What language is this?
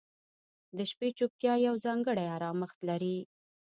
Pashto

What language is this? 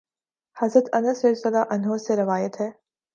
Urdu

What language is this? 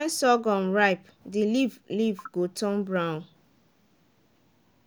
Nigerian Pidgin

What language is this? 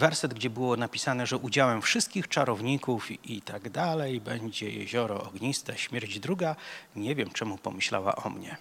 Polish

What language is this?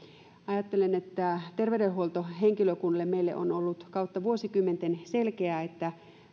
Finnish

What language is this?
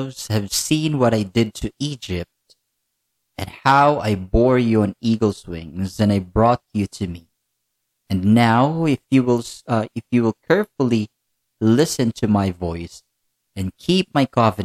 Filipino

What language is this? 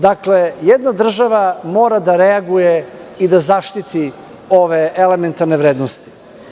Serbian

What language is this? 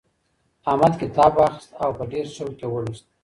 Pashto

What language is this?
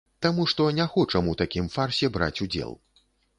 Belarusian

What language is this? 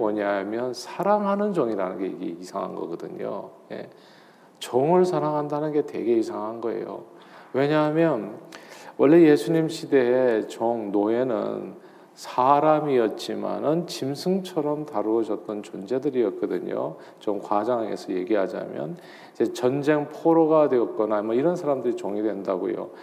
Korean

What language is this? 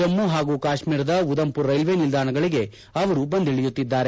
Kannada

